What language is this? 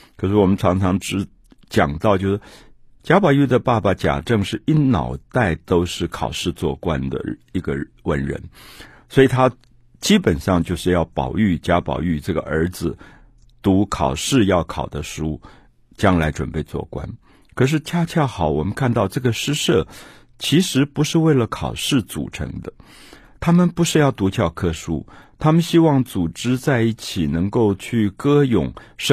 Chinese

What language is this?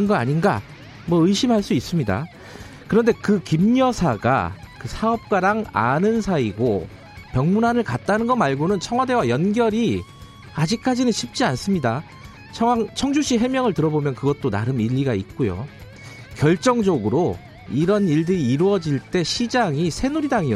Korean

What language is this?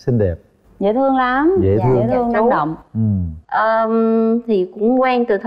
Vietnamese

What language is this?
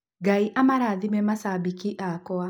Kikuyu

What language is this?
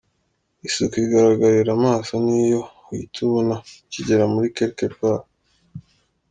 Kinyarwanda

